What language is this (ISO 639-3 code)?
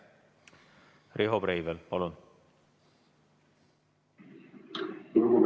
est